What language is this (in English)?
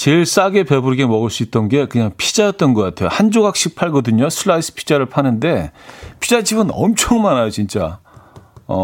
Korean